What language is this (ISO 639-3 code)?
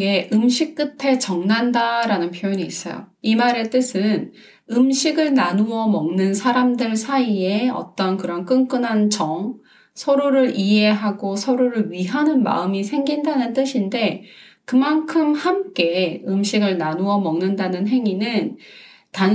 kor